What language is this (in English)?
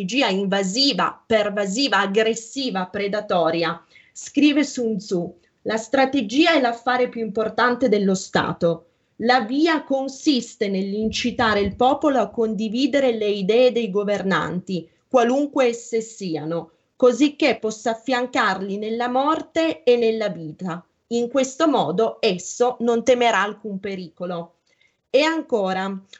Italian